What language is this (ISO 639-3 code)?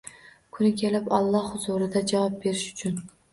uzb